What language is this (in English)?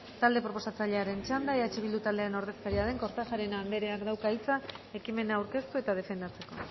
Basque